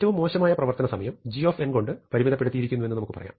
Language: Malayalam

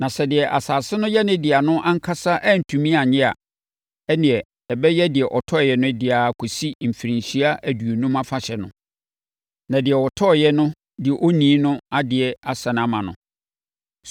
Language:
Akan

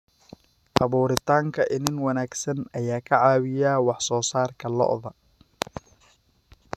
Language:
Somali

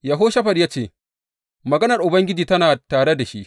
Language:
Hausa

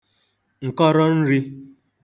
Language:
Igbo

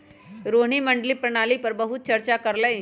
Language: Magahi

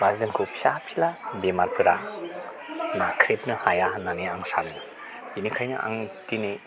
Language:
Bodo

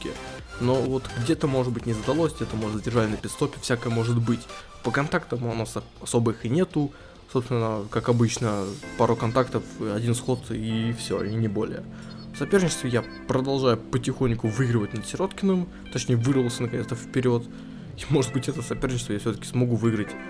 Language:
Russian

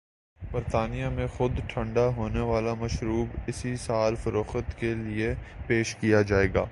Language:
Urdu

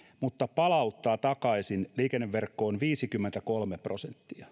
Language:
Finnish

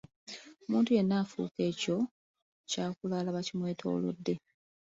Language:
Ganda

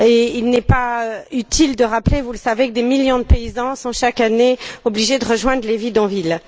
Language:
French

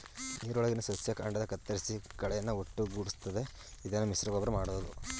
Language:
Kannada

